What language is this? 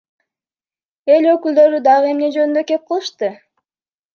Kyrgyz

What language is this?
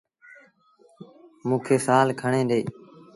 Sindhi Bhil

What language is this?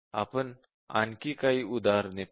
Marathi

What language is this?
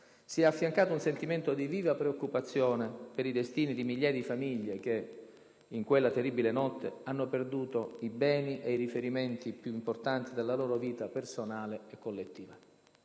Italian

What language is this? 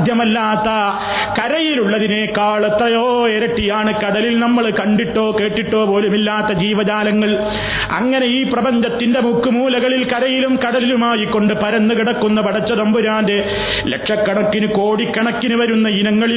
Malayalam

